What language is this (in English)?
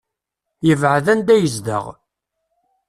Kabyle